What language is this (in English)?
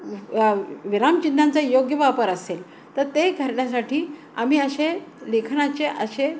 Marathi